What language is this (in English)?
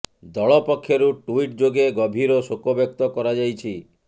Odia